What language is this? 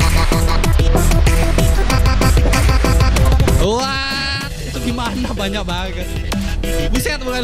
Indonesian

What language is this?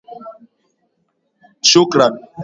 Swahili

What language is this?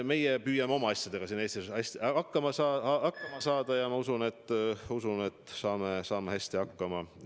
Estonian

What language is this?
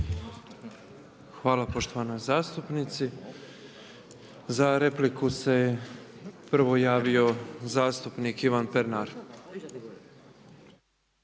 Croatian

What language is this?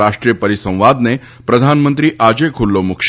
Gujarati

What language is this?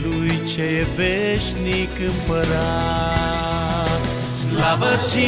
Romanian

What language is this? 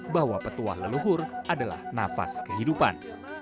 Indonesian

